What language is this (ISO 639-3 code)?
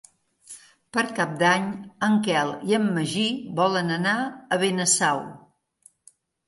cat